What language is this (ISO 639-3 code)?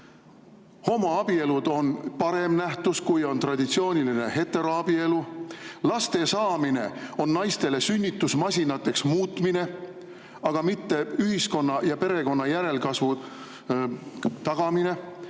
est